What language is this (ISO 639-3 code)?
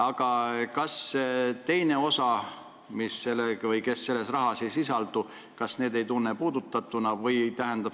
est